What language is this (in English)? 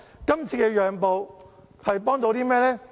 Cantonese